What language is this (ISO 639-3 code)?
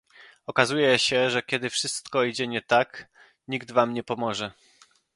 pol